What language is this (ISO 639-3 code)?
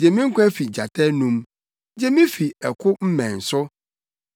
aka